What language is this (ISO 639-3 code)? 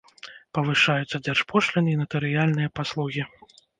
bel